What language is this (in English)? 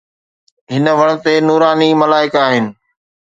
Sindhi